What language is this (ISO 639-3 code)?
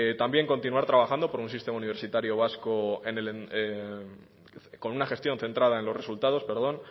spa